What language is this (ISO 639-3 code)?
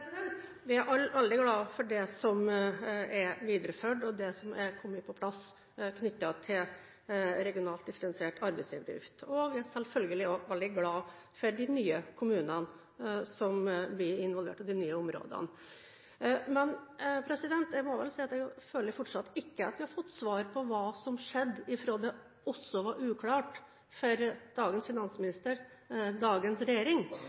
nob